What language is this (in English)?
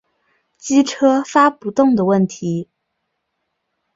Chinese